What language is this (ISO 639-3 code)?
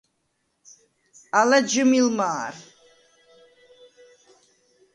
sva